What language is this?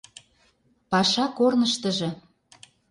Mari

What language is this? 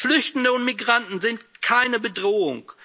German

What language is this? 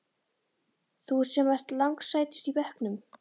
Icelandic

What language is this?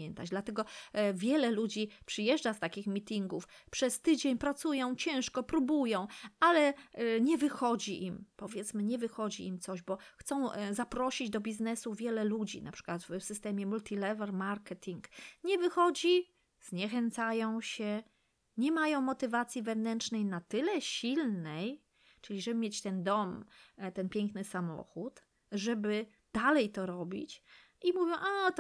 Polish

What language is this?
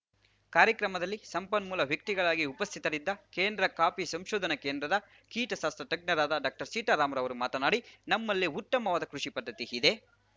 Kannada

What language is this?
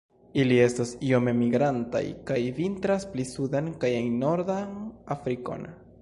Esperanto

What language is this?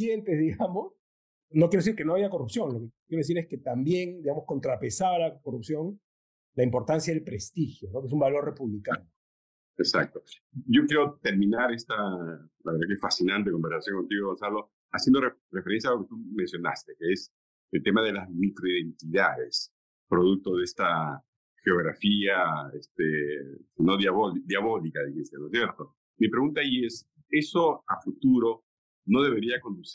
Spanish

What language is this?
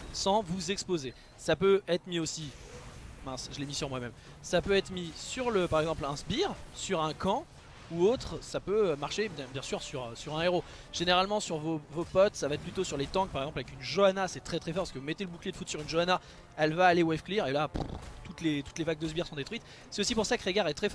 French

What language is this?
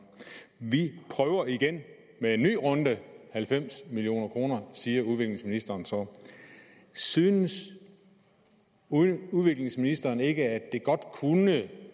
Danish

